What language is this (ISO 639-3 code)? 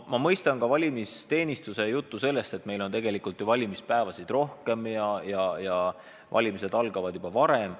est